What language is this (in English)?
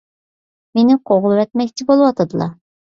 Uyghur